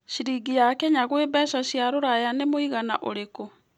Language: Kikuyu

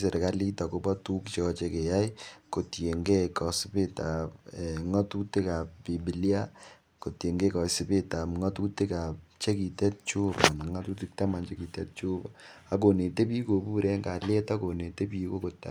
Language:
Kalenjin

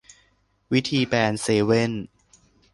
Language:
Thai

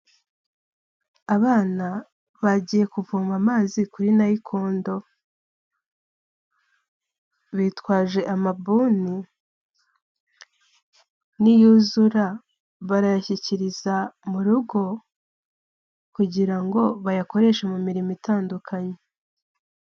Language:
Kinyarwanda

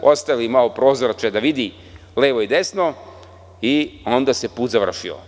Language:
Serbian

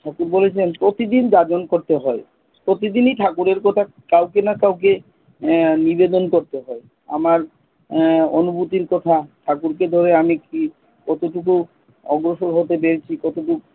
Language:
Bangla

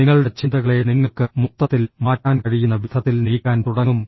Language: Malayalam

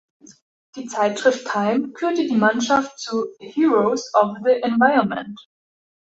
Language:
German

